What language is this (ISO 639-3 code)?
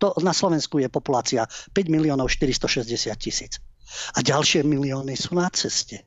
slk